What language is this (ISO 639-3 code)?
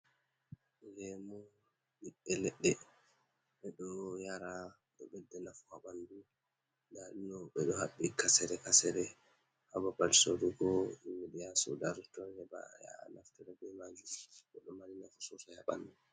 ful